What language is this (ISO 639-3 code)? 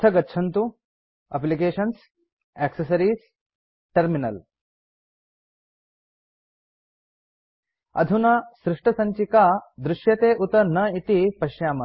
san